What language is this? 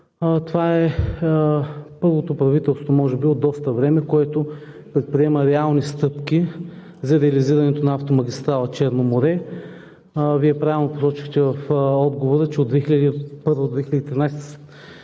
Bulgarian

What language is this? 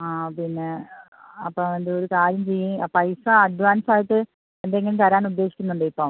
Malayalam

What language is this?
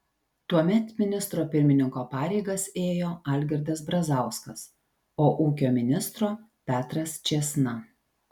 Lithuanian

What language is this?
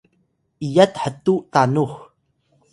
Atayal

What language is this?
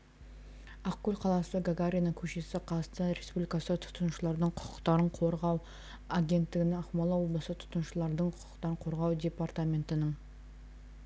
Kazakh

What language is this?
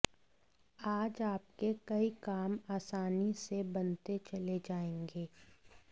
Hindi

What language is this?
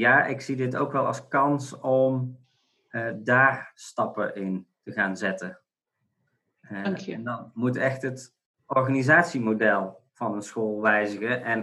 Dutch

